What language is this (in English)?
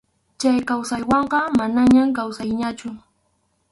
Arequipa-La Unión Quechua